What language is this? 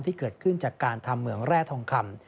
Thai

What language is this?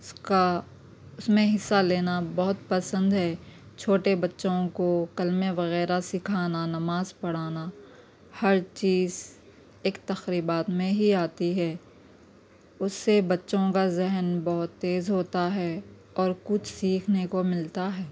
Urdu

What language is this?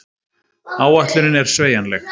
Icelandic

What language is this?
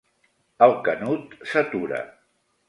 Catalan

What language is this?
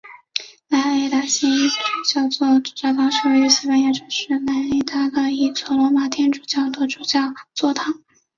Chinese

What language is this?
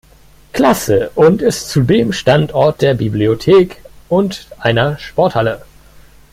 German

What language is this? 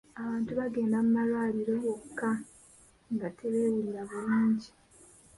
Ganda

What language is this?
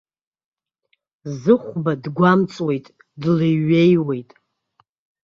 Abkhazian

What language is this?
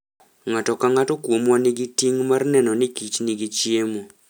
Luo (Kenya and Tanzania)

